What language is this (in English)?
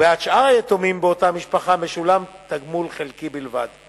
Hebrew